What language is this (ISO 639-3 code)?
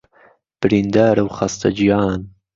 ckb